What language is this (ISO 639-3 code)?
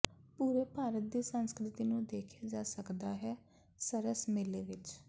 pan